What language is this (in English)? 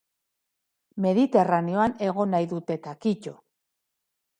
Basque